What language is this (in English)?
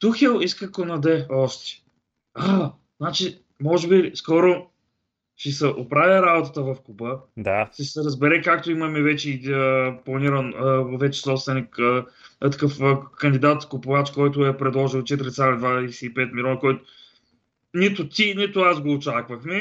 Bulgarian